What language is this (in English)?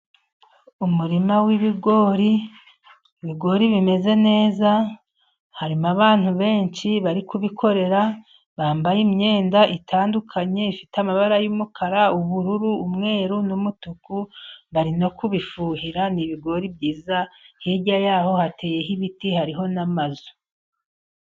Kinyarwanda